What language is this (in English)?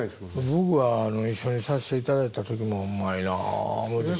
Japanese